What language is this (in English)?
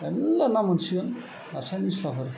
Bodo